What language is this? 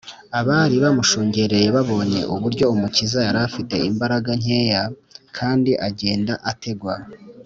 Kinyarwanda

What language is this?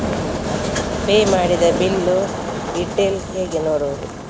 Kannada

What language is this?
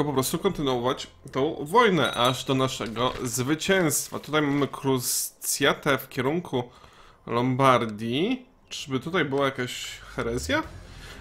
Polish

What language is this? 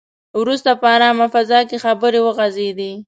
Pashto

